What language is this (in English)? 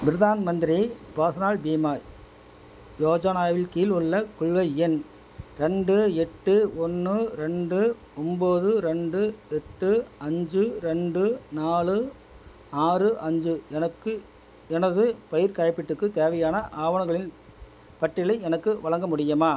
Tamil